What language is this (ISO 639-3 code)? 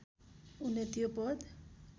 nep